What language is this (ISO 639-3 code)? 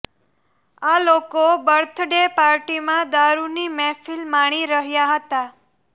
guj